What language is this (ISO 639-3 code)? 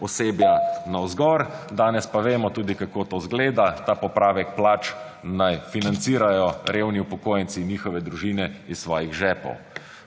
slv